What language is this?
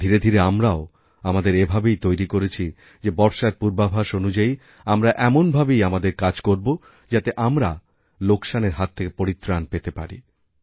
Bangla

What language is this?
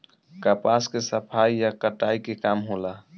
Bhojpuri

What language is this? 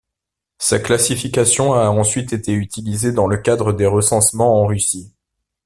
French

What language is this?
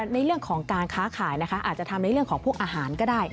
Thai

